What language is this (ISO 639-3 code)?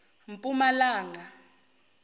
zul